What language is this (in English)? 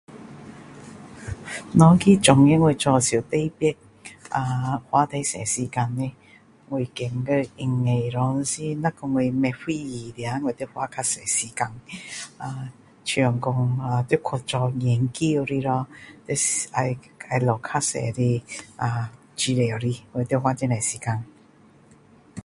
Min Dong Chinese